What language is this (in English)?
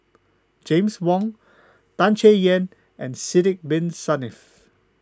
English